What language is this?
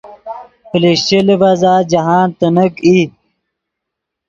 Yidgha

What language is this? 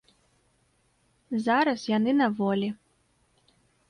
Belarusian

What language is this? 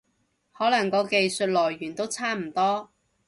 Cantonese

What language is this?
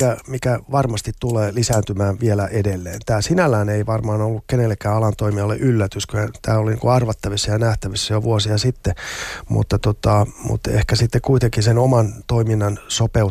Finnish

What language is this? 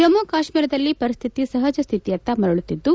Kannada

